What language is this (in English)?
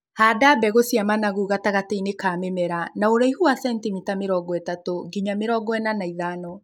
Kikuyu